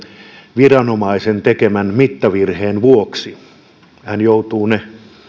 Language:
Finnish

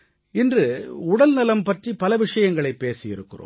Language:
Tamil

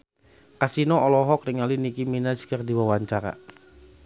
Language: Sundanese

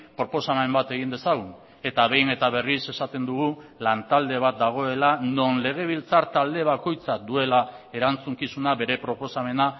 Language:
Basque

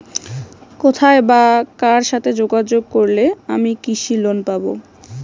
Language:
Bangla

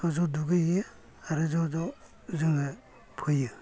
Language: Bodo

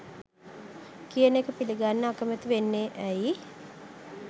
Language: Sinhala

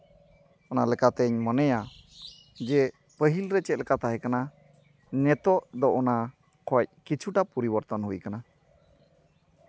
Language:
Santali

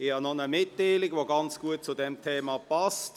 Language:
Swiss German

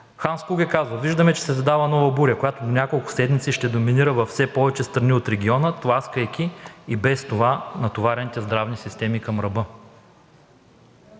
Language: Bulgarian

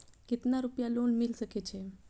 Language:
Maithili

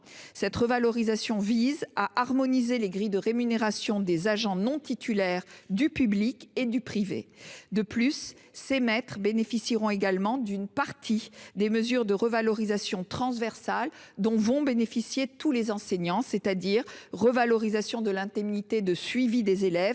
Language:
French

